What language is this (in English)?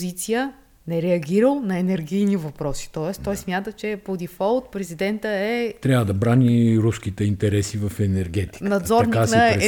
Bulgarian